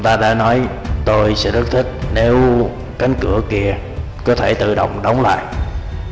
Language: Vietnamese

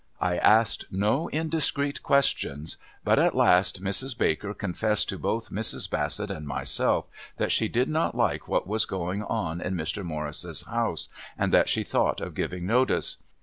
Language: English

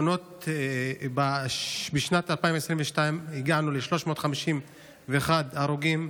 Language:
Hebrew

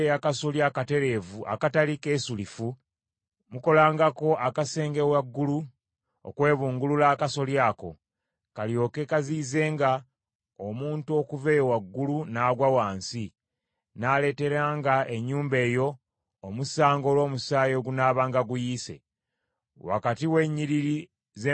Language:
Ganda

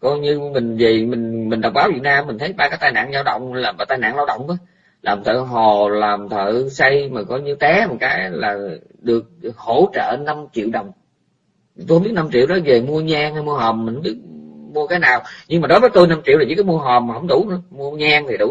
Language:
Vietnamese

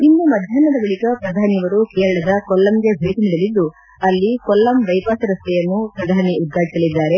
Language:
Kannada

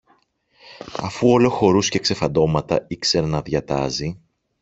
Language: Greek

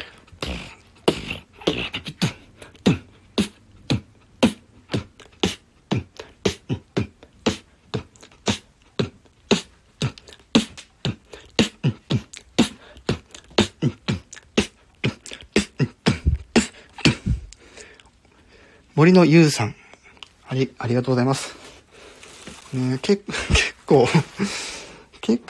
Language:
Japanese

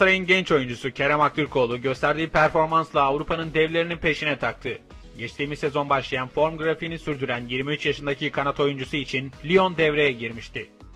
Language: Turkish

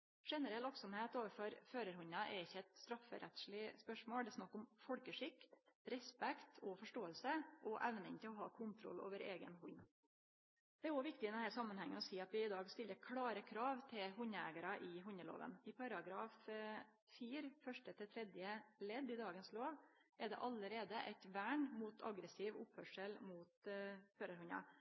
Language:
Norwegian Nynorsk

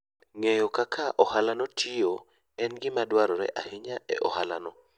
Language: Luo (Kenya and Tanzania)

